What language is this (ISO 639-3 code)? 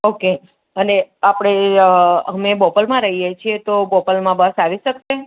guj